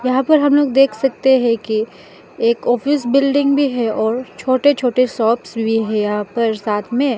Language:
Hindi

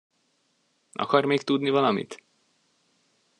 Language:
Hungarian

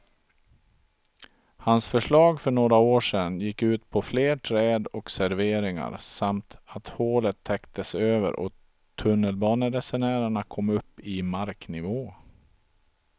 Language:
Swedish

